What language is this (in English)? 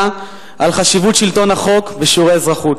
Hebrew